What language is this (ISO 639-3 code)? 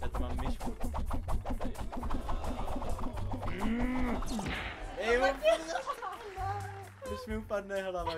ces